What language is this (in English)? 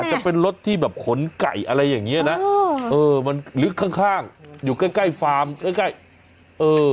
Thai